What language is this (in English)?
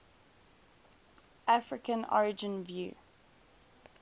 English